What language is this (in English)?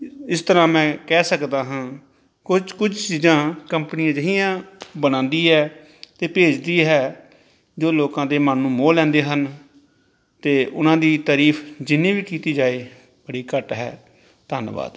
Punjabi